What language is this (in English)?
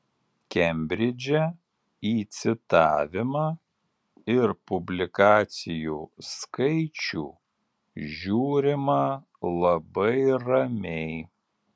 Lithuanian